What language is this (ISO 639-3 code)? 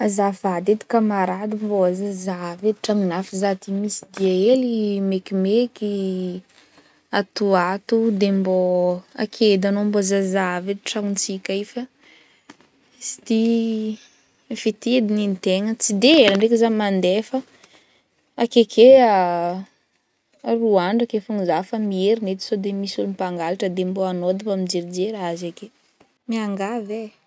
bmm